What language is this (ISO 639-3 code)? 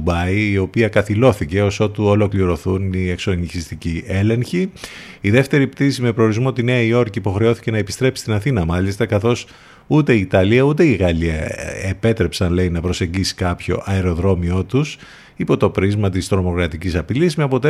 ell